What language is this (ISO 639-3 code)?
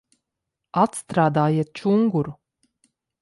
lav